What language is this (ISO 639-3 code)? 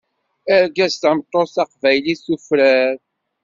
kab